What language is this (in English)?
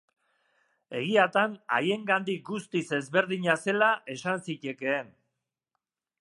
Basque